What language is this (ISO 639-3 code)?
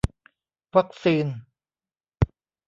tha